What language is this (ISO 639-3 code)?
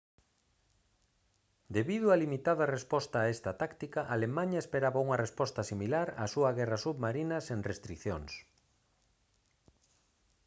glg